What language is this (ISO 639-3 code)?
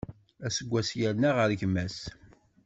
kab